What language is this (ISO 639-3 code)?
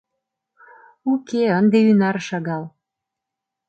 chm